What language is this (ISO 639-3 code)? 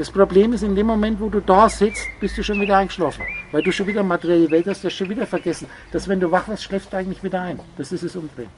deu